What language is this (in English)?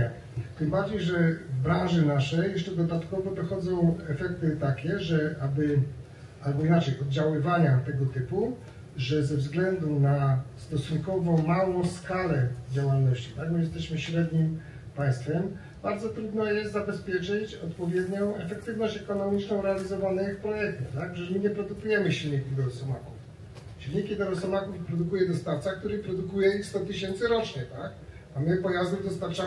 Polish